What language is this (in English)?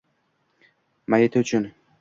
Uzbek